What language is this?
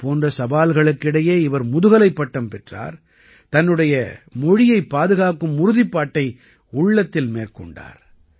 Tamil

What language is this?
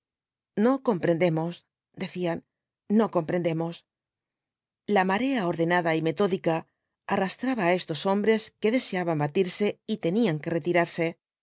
Spanish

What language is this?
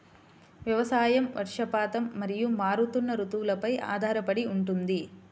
Telugu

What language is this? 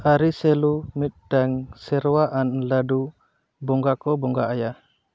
Santali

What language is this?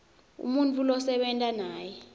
Swati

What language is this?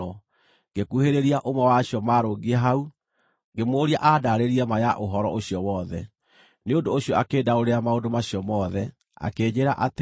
Kikuyu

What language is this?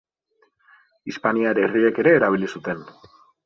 Basque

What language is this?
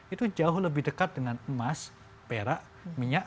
Indonesian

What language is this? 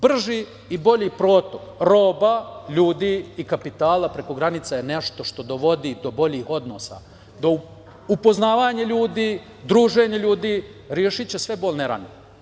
Serbian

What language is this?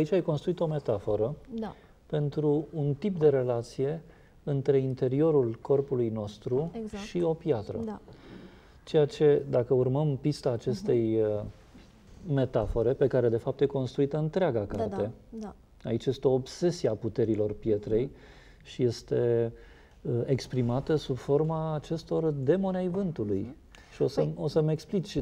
Romanian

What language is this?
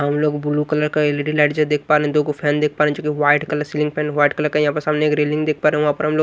Hindi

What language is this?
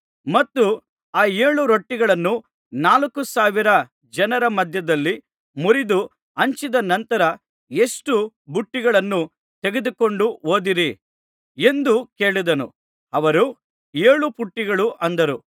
Kannada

